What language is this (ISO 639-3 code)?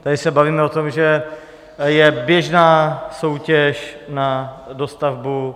ces